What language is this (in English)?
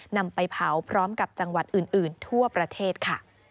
Thai